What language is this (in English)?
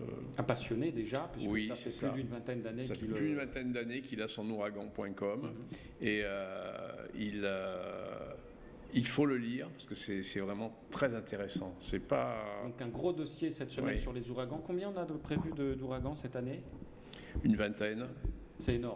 French